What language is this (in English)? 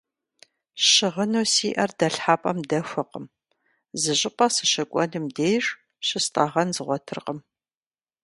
Kabardian